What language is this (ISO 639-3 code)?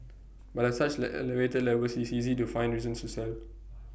eng